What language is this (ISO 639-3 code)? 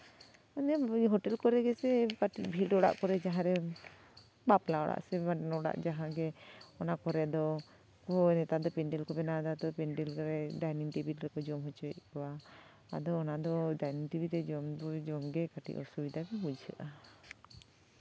sat